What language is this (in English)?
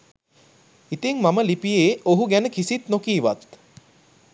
Sinhala